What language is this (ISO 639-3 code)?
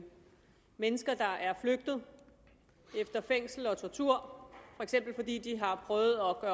dan